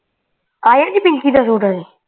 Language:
Punjabi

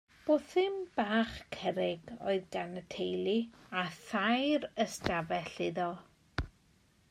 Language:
Welsh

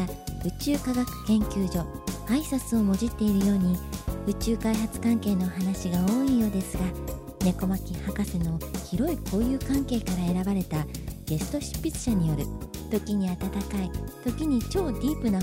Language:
Japanese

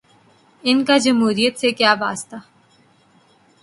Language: Urdu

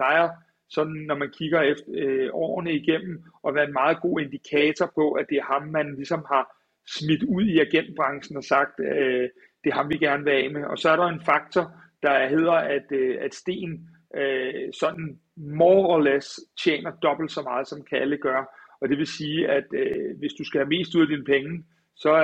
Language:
Danish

